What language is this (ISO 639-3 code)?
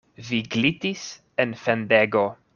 epo